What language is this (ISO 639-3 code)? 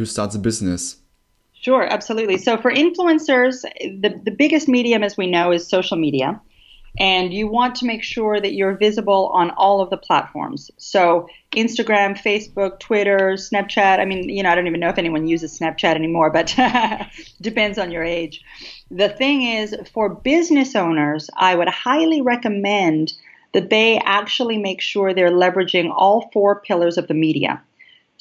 eng